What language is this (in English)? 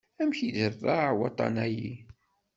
Kabyle